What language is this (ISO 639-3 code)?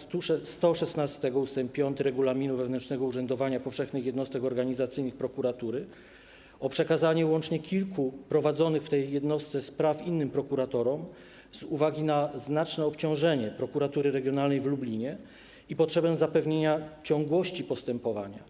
pol